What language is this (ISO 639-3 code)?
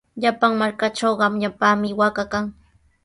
qws